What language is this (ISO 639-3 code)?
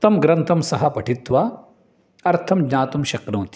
san